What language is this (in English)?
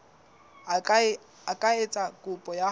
Southern Sotho